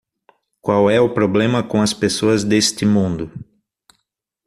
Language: Portuguese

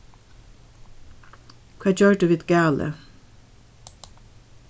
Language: Faroese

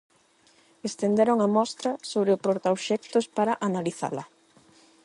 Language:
Galician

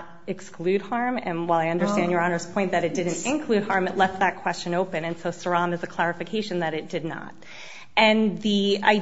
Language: English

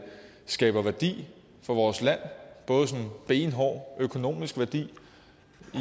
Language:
Danish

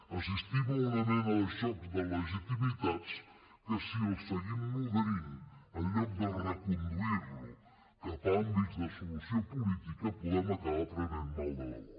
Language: Catalan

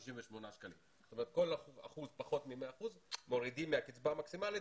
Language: Hebrew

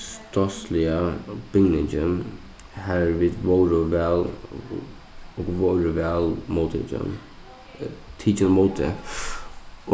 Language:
Faroese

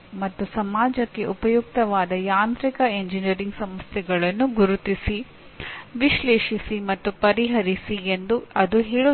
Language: Kannada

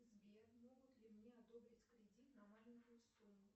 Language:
Russian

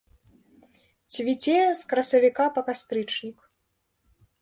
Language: Belarusian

